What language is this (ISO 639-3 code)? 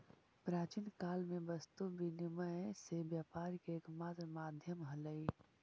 mag